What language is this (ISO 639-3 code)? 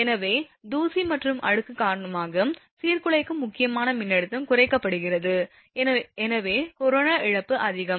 tam